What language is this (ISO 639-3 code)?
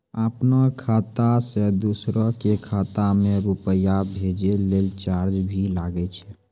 mai